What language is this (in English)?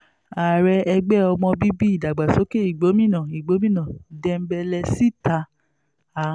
Yoruba